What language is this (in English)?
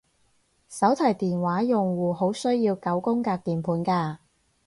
Cantonese